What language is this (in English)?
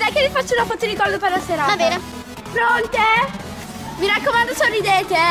Italian